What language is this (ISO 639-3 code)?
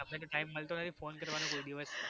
guj